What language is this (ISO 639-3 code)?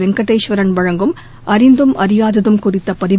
tam